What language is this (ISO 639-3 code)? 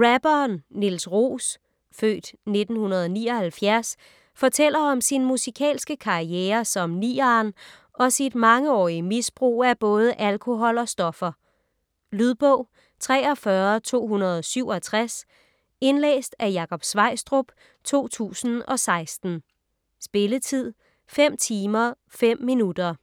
dan